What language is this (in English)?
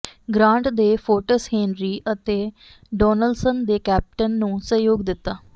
Punjabi